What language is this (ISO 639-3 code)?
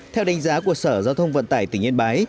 vie